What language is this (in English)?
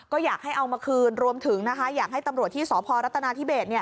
Thai